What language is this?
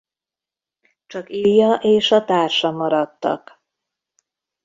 Hungarian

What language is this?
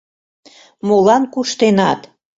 Mari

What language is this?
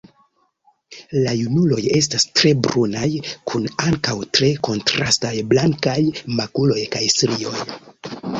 Esperanto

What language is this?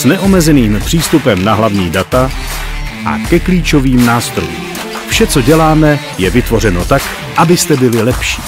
Czech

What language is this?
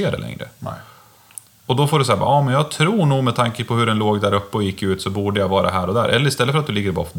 Swedish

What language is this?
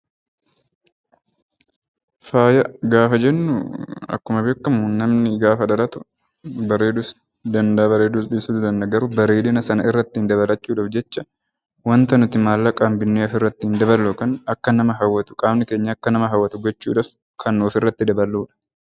Oromo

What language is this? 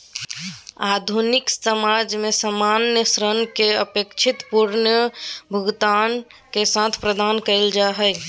Magahi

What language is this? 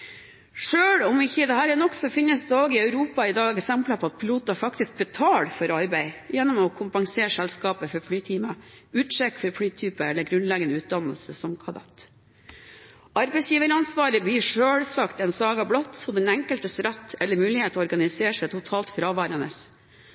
Norwegian Bokmål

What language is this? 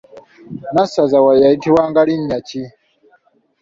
Ganda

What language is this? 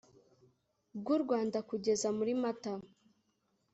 Kinyarwanda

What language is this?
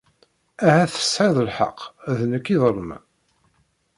Kabyle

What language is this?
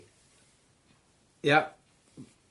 Welsh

